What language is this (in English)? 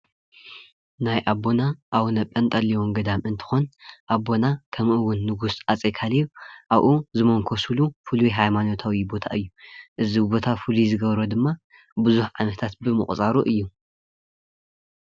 Tigrinya